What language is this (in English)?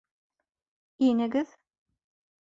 Bashkir